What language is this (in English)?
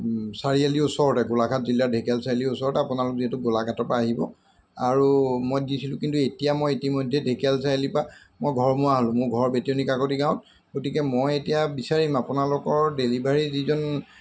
Assamese